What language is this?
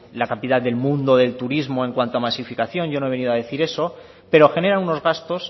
Spanish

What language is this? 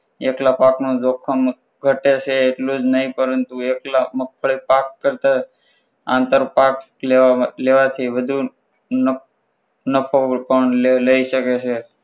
Gujarati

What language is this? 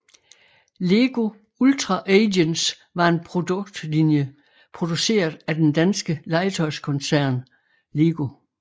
Danish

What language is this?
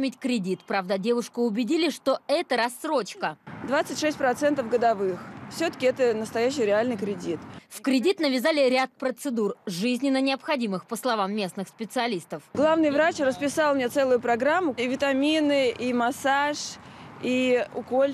Russian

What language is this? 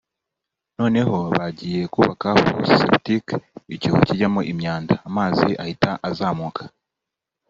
Kinyarwanda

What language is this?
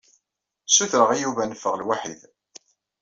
Kabyle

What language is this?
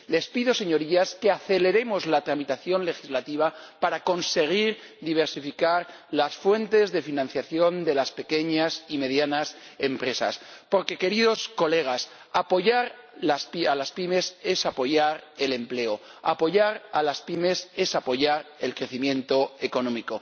Spanish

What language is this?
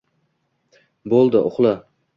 Uzbek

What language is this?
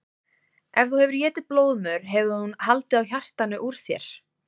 Icelandic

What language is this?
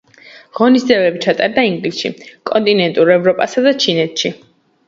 Georgian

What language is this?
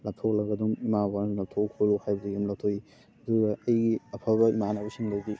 Manipuri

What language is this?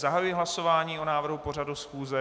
Czech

